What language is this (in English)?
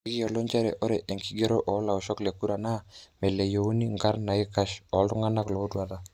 Masai